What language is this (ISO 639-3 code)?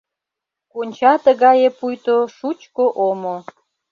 chm